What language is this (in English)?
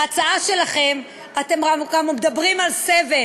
Hebrew